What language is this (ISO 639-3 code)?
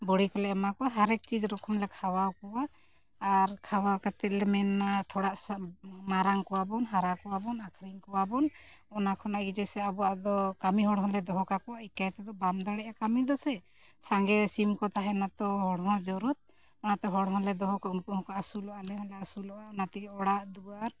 sat